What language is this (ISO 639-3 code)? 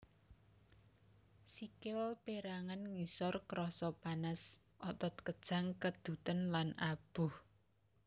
jav